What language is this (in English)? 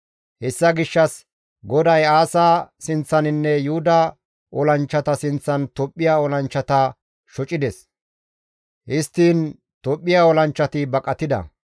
Gamo